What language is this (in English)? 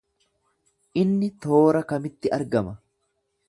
Oromo